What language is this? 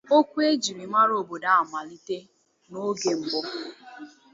Igbo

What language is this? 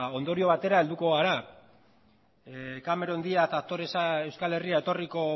Basque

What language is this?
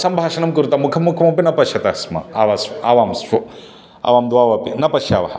Sanskrit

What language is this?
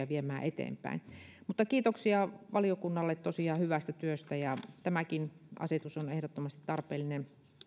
Finnish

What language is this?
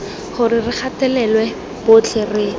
Tswana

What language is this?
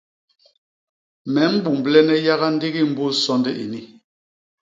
Basaa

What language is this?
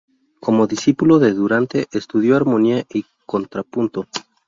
Spanish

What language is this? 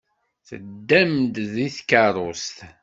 Kabyle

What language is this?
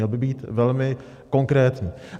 Czech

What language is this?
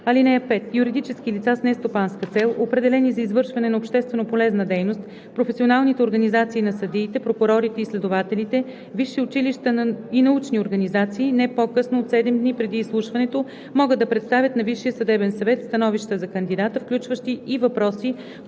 Bulgarian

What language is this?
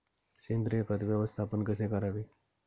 Marathi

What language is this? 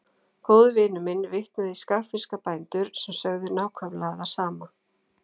Icelandic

